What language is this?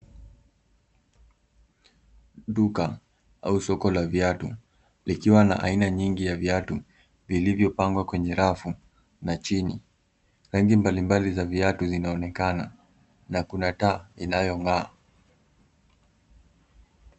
Swahili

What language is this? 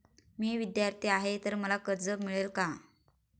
Marathi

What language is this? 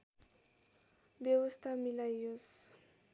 Nepali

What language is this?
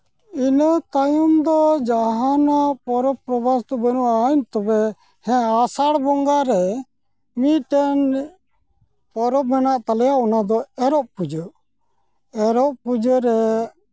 Santali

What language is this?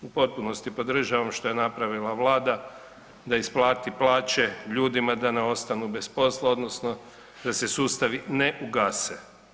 Croatian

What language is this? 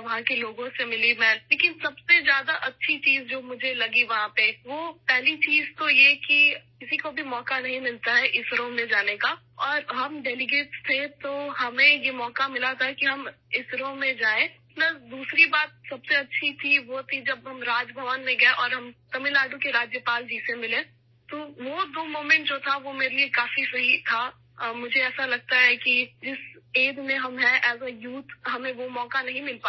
Urdu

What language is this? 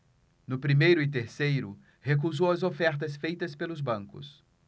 Portuguese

